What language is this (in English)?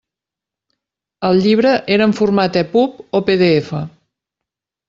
Catalan